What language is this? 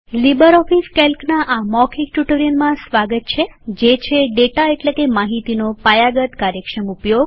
Gujarati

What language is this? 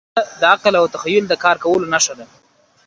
Pashto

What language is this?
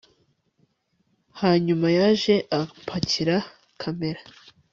Kinyarwanda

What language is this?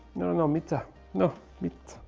English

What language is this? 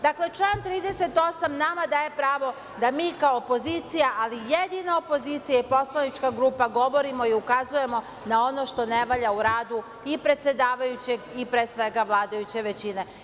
Serbian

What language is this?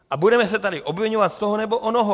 Czech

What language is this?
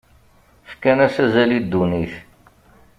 Kabyle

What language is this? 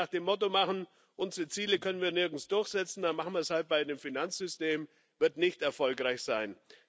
German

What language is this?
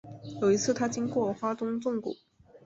Chinese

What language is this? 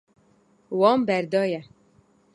Kurdish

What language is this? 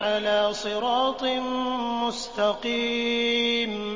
Arabic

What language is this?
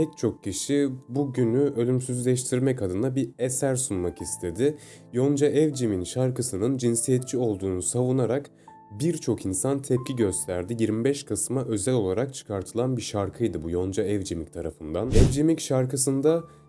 Turkish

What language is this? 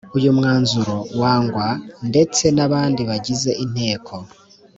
Kinyarwanda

